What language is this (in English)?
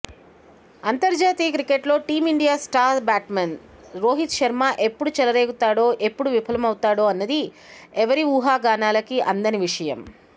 Telugu